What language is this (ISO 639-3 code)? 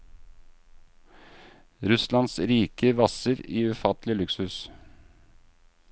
nor